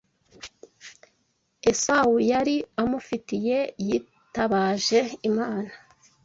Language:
Kinyarwanda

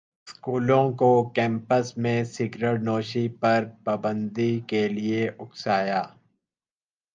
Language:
Urdu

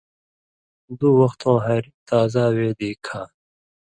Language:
Indus Kohistani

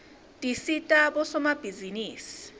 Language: Swati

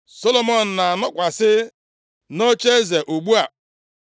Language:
Igbo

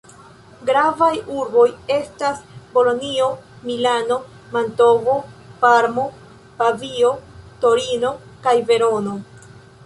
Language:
Esperanto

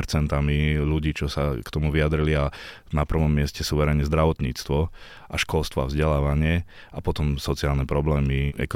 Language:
Slovak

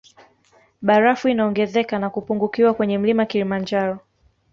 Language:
Swahili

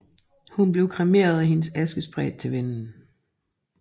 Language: Danish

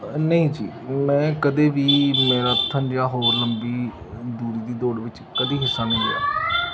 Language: Punjabi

